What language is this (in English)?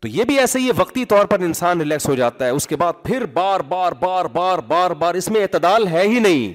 Urdu